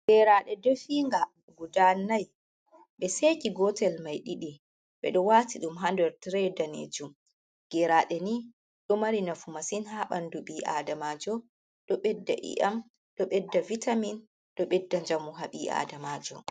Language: Fula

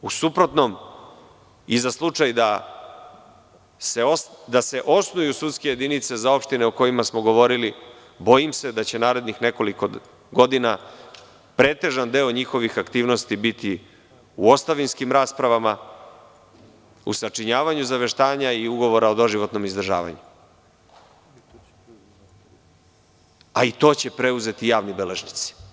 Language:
Serbian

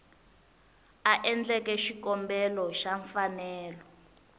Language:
Tsonga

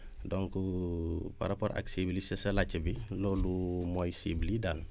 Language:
Wolof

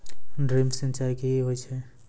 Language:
Maithili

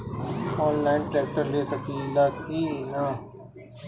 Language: Bhojpuri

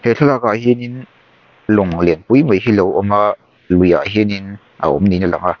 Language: Mizo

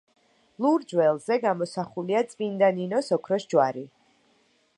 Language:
Georgian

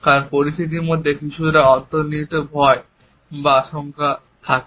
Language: Bangla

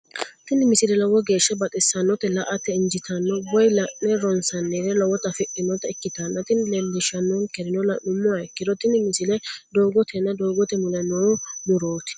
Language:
Sidamo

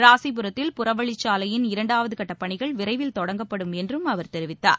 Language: Tamil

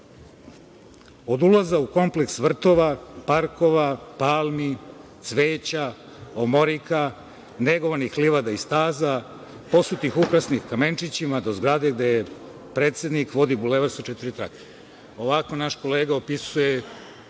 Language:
Serbian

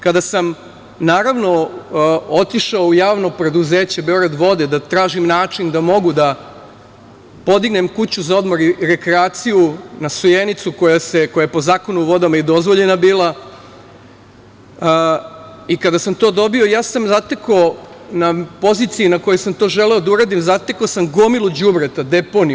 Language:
Serbian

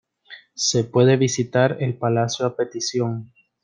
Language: Spanish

